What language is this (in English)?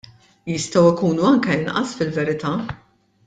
Maltese